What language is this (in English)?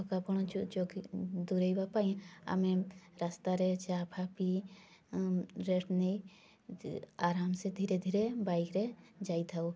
Odia